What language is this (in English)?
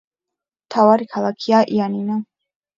Georgian